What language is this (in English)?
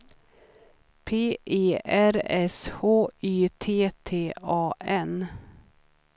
Swedish